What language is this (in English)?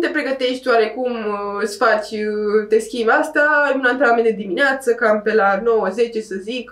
Romanian